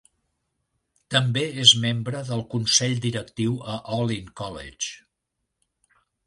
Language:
Catalan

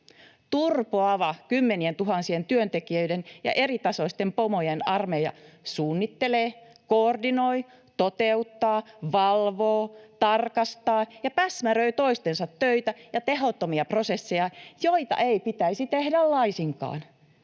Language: Finnish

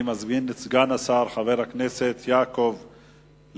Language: Hebrew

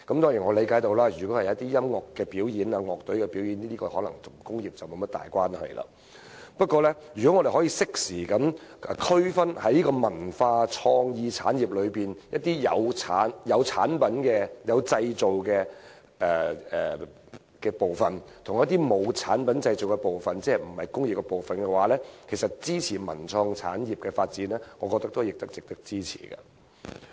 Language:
Cantonese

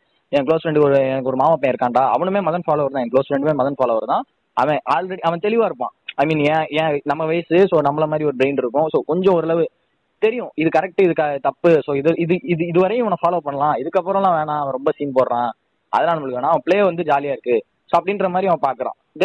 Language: Tamil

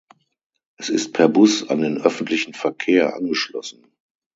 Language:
German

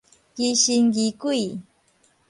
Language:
Min Nan Chinese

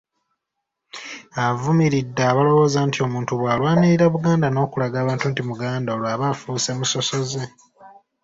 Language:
Ganda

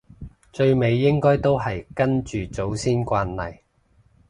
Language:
Cantonese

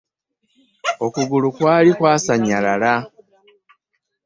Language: Ganda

